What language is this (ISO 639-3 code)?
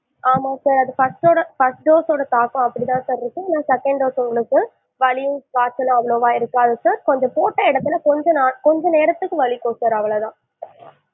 tam